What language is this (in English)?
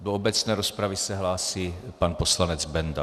Czech